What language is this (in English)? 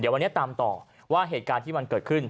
Thai